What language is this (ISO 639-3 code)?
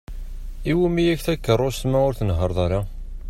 kab